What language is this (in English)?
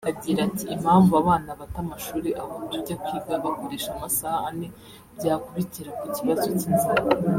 Kinyarwanda